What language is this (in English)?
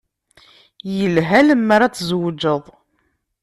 Kabyle